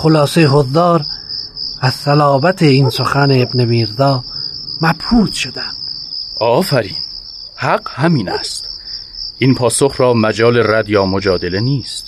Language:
Persian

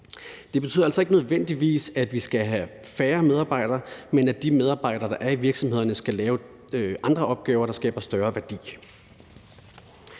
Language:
Danish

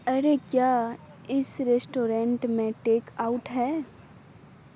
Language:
Urdu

